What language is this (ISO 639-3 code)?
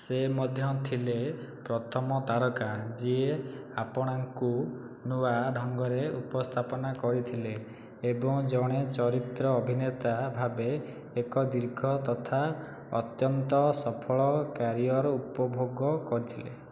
ori